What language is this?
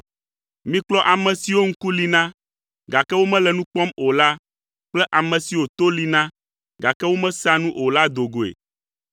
Ewe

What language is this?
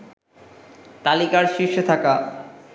Bangla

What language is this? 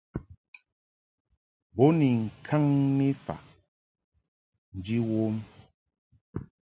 Mungaka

